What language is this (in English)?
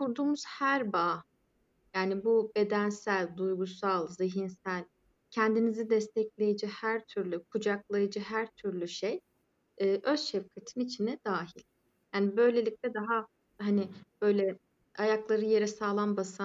Turkish